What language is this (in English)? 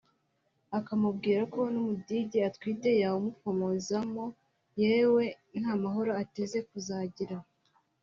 Kinyarwanda